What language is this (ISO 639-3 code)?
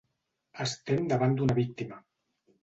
cat